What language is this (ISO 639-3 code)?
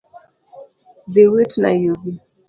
luo